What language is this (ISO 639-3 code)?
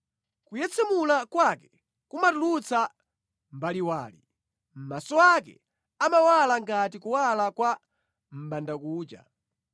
nya